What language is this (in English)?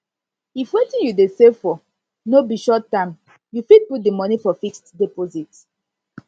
Nigerian Pidgin